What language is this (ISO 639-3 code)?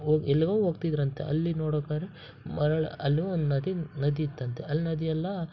kan